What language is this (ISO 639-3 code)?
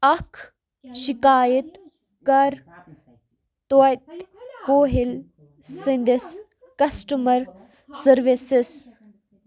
kas